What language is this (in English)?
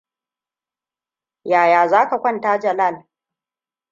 Hausa